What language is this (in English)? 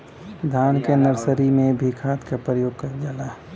Bhojpuri